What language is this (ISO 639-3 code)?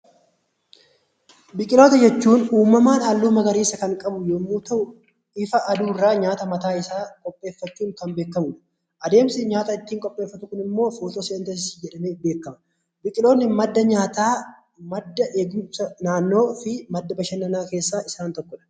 orm